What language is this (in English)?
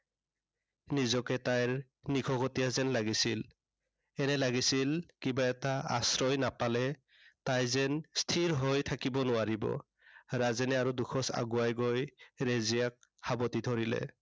Assamese